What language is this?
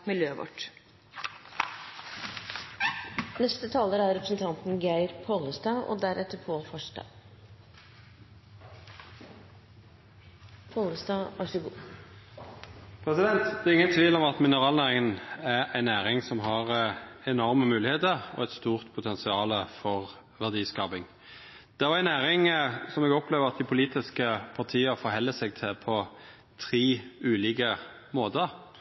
Norwegian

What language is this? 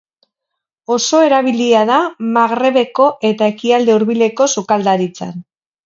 Basque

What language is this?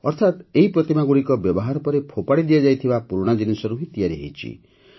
Odia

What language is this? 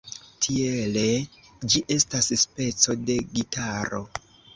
Esperanto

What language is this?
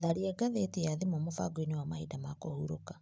Kikuyu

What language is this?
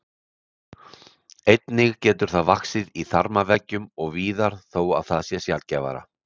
Icelandic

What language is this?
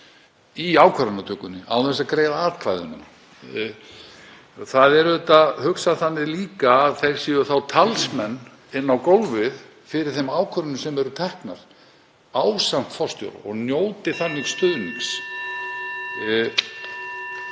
Icelandic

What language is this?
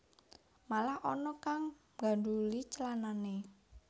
Javanese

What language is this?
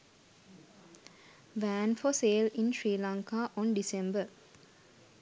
Sinhala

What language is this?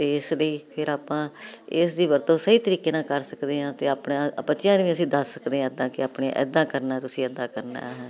Punjabi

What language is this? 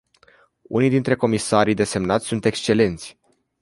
Romanian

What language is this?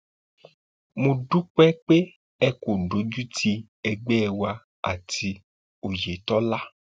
Yoruba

